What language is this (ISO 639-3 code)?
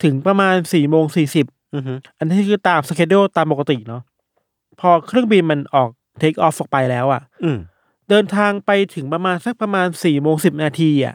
tha